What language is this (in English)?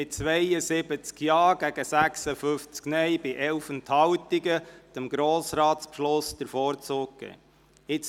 Swiss German